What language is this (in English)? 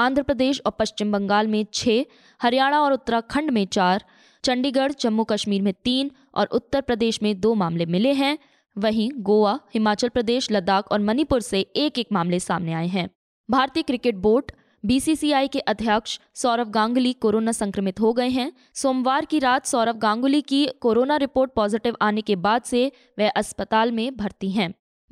Hindi